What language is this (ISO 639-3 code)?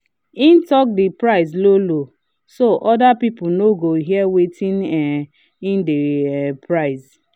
pcm